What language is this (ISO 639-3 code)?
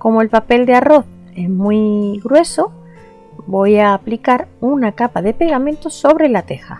spa